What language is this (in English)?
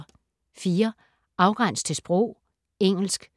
Danish